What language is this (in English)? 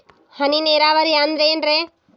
Kannada